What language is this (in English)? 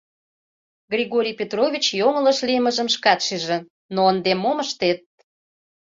Mari